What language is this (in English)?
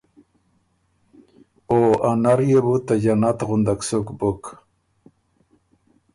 Ormuri